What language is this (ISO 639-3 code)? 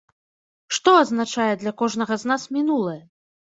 bel